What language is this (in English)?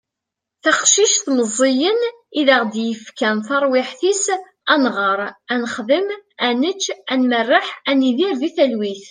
Kabyle